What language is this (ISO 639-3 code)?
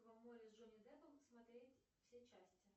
rus